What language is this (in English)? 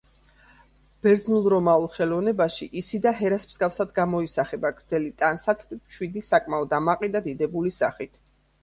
Georgian